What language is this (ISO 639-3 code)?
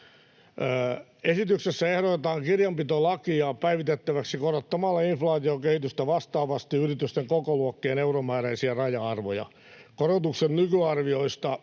fin